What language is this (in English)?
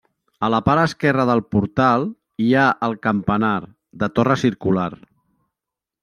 Catalan